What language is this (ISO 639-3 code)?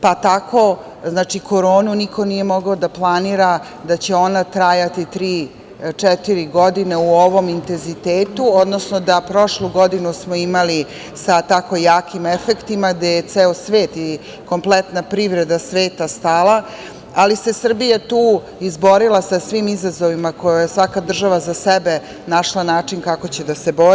srp